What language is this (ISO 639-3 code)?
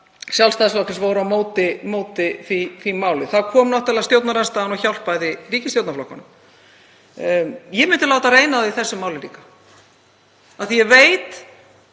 isl